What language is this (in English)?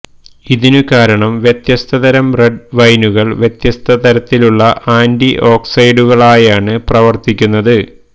Malayalam